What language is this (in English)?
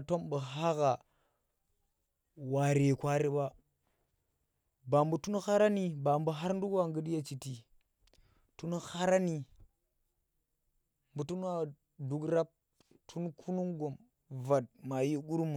Tera